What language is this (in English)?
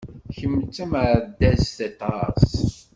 Kabyle